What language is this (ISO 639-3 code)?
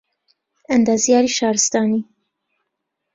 ckb